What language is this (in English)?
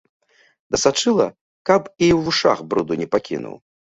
Belarusian